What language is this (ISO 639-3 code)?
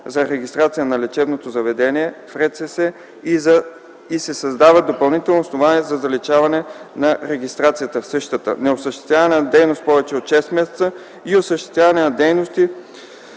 bul